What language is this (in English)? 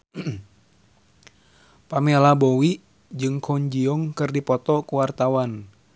Sundanese